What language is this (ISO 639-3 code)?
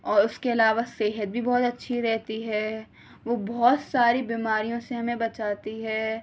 urd